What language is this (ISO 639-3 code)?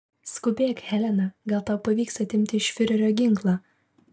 lit